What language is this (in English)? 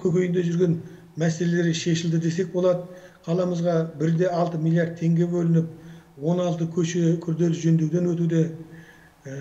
Turkish